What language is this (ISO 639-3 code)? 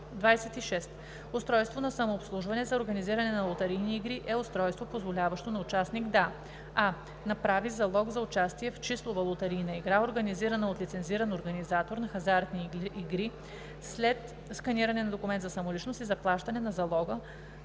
bul